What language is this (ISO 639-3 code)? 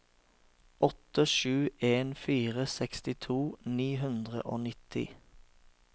nor